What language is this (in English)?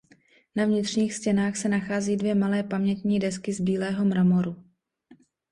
Czech